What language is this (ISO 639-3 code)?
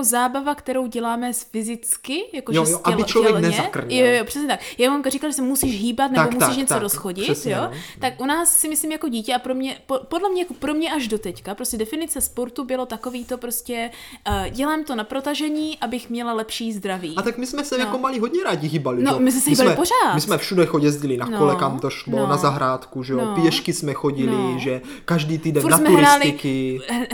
ces